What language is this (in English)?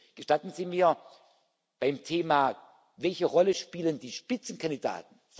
German